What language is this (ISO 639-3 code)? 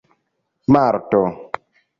epo